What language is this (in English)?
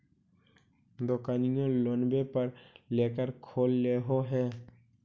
Magahi